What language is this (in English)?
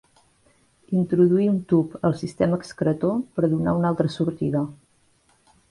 Catalan